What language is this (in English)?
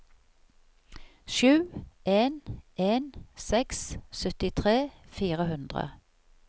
Norwegian